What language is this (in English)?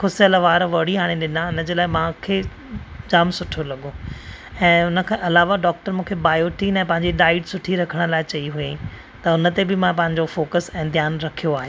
Sindhi